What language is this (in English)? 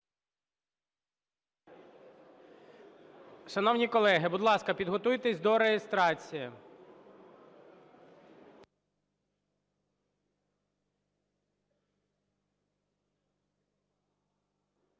Ukrainian